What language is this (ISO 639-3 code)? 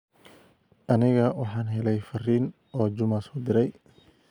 som